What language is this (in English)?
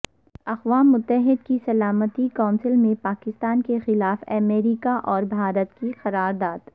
Urdu